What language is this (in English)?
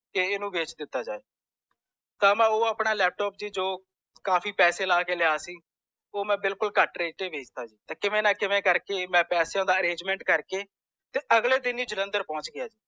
Punjabi